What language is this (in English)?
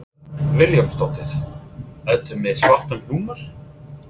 Icelandic